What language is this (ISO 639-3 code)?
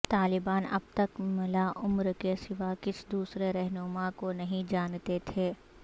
urd